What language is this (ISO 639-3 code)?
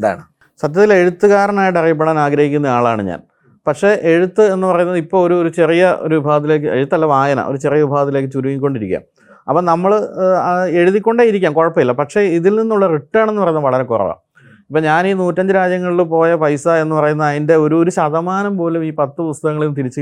mal